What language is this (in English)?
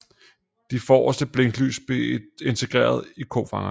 Danish